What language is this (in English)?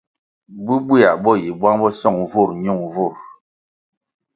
Kwasio